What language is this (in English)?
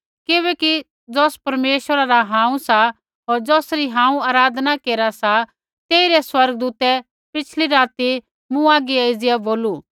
Kullu Pahari